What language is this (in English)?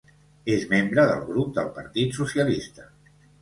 Catalan